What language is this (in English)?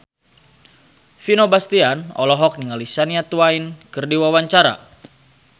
Sundanese